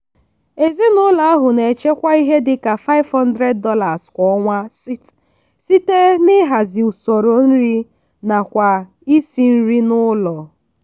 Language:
Igbo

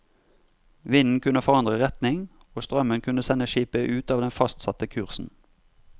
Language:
Norwegian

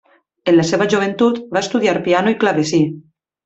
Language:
Catalan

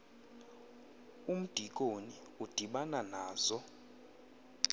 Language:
Xhosa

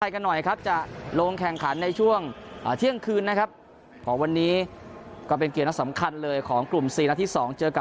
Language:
Thai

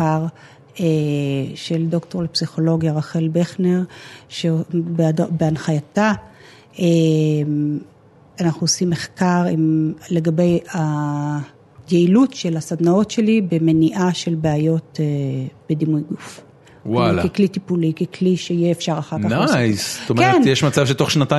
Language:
Hebrew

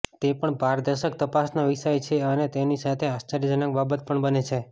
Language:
Gujarati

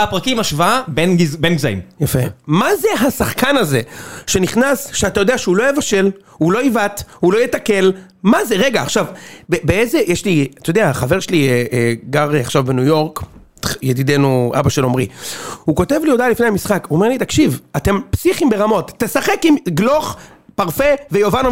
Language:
Hebrew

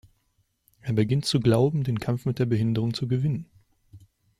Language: German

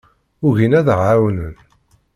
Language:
Kabyle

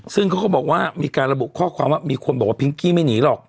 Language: Thai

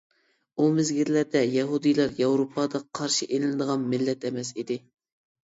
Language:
Uyghur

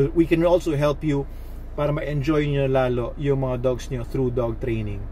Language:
Filipino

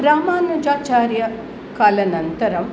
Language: Sanskrit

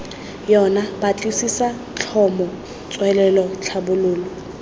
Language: Tswana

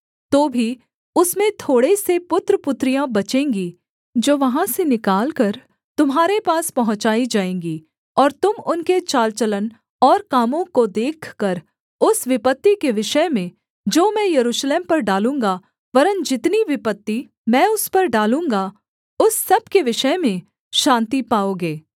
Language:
Hindi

